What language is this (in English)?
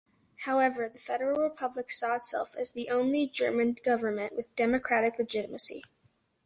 English